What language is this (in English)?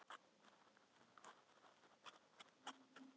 Icelandic